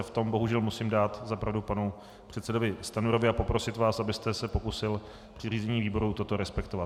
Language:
Czech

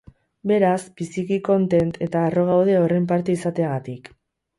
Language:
Basque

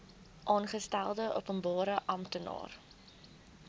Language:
Afrikaans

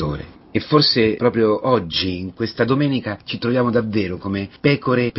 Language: Italian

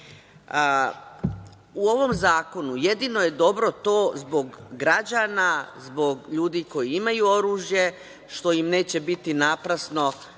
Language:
Serbian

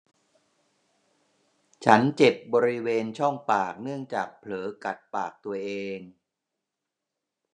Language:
Thai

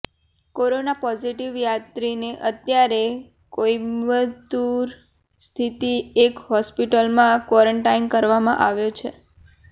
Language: Gujarati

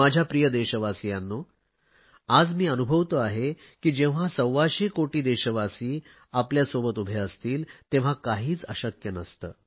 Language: Marathi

